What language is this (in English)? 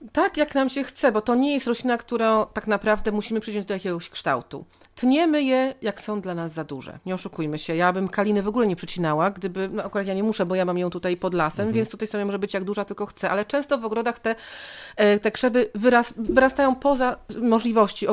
Polish